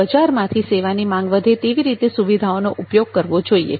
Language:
Gujarati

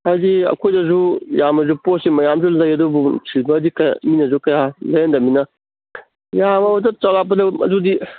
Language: Manipuri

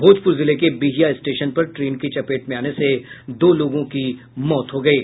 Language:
Hindi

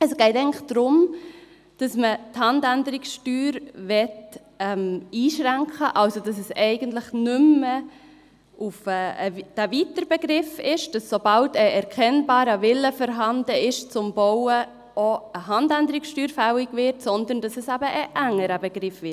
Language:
Swiss German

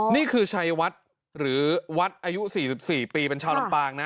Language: Thai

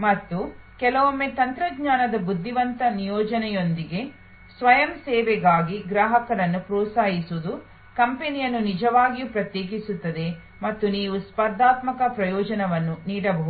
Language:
Kannada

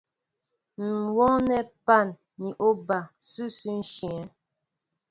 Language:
Mbo (Cameroon)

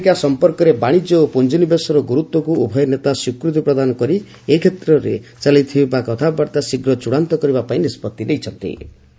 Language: Odia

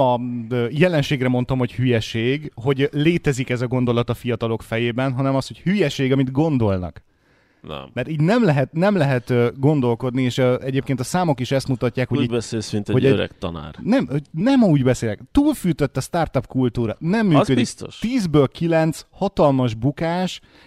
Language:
Hungarian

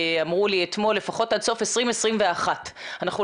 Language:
Hebrew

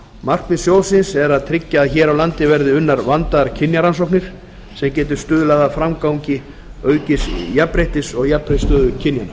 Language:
Icelandic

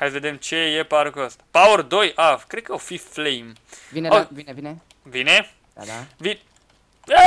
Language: Romanian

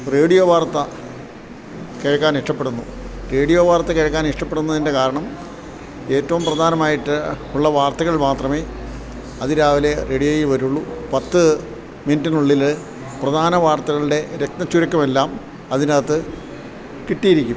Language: Malayalam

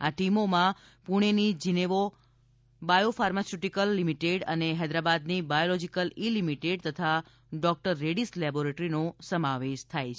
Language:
Gujarati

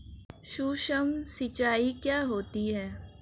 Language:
Hindi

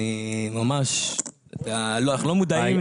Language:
Hebrew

